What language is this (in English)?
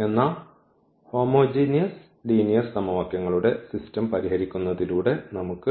Malayalam